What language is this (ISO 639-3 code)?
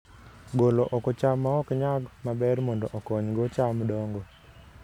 luo